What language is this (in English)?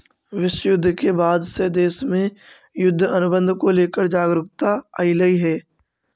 Magahi